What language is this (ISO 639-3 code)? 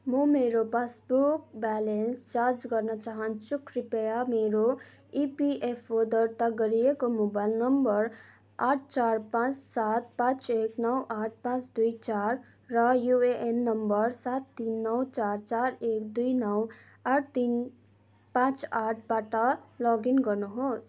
nep